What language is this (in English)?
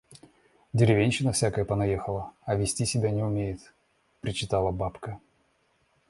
Russian